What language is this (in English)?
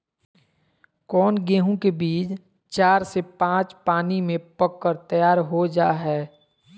Magahi